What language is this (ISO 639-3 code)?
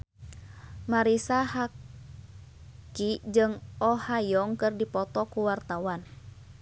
sun